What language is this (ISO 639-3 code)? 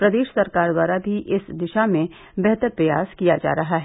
hin